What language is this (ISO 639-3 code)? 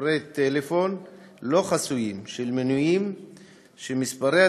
heb